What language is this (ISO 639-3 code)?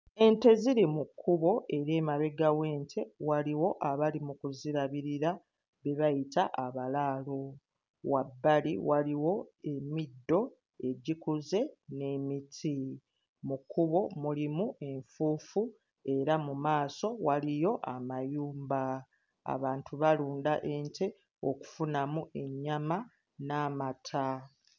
lug